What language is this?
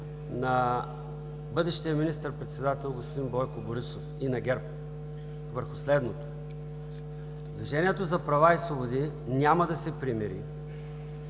Bulgarian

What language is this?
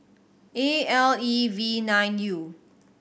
English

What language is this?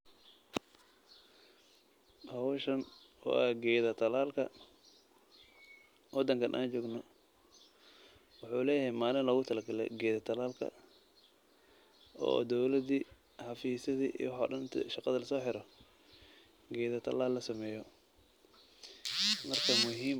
Somali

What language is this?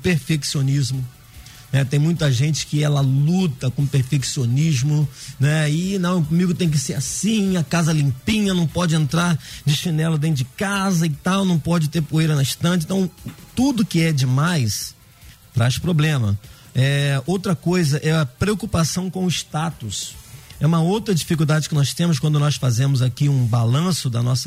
Portuguese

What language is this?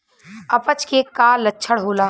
Bhojpuri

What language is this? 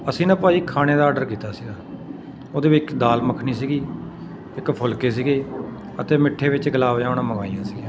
Punjabi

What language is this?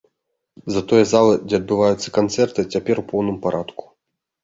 Belarusian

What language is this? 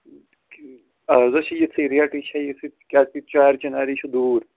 Kashmiri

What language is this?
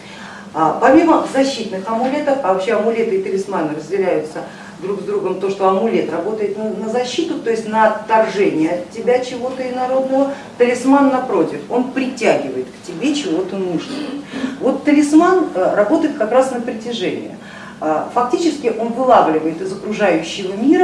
Russian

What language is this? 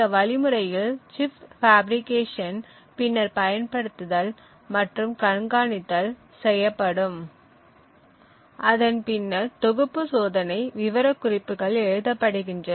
Tamil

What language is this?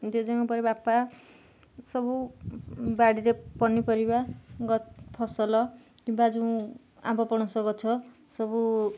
Odia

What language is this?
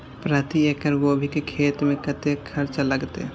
Maithili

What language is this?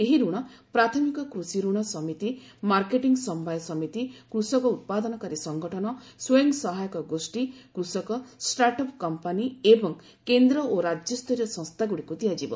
Odia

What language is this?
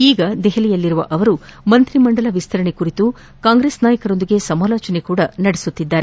Kannada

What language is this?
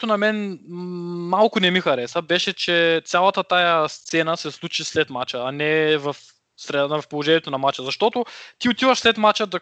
Bulgarian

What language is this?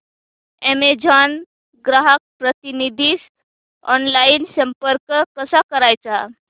Marathi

